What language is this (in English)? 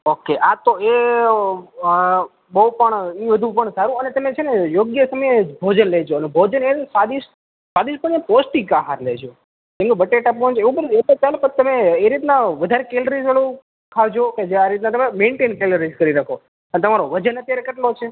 Gujarati